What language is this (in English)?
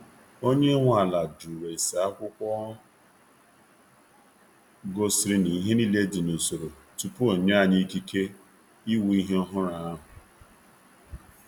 Igbo